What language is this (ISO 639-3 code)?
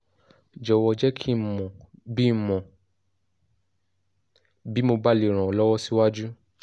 yor